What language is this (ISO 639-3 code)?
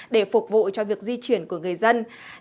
vie